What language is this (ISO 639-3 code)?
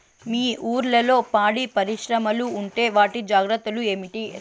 tel